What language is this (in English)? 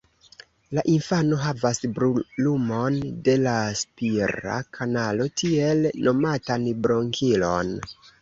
Esperanto